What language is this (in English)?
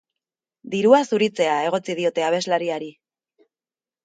Basque